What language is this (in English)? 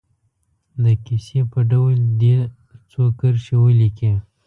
Pashto